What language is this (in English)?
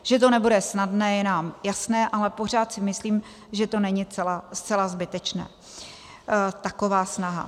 Czech